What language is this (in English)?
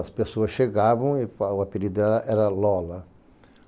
Portuguese